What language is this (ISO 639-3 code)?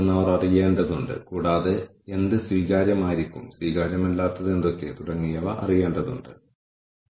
mal